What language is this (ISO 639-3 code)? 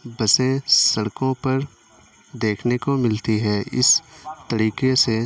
urd